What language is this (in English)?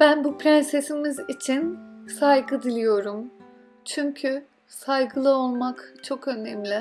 Turkish